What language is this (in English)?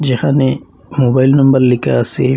Bangla